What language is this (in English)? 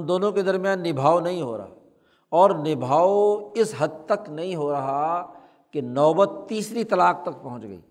Urdu